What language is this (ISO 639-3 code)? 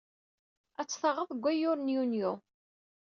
kab